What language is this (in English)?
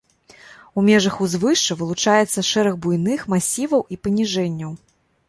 Belarusian